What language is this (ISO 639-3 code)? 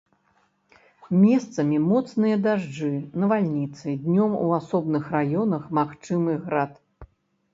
bel